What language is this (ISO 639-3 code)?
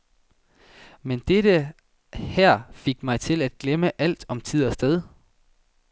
dan